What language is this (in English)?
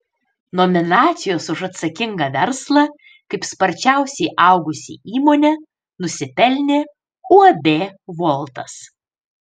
Lithuanian